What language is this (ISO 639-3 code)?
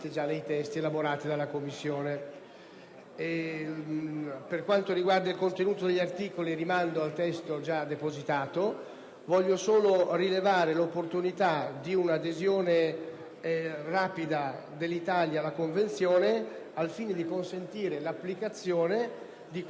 ita